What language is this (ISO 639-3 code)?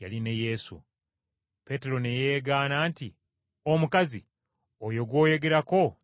lug